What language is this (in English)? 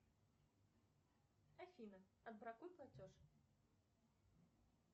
Russian